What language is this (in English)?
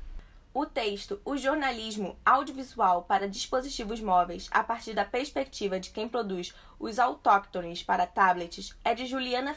Portuguese